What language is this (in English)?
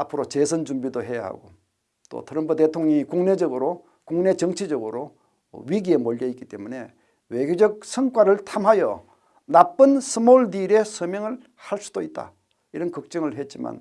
Korean